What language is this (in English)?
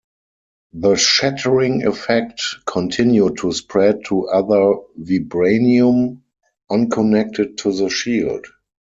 English